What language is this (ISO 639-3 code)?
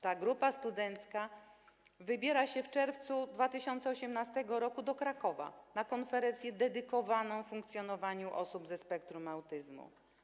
pol